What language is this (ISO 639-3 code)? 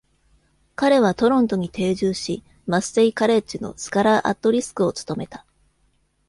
jpn